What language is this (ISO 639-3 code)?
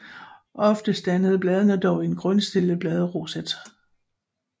dan